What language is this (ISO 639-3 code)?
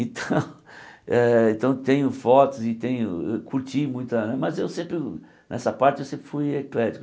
por